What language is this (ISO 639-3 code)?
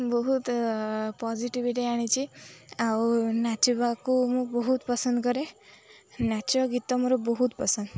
ori